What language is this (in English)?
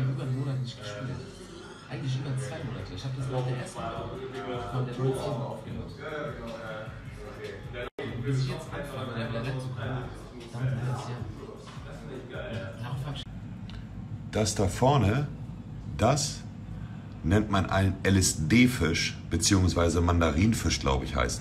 German